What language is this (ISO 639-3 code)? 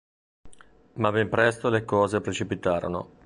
ita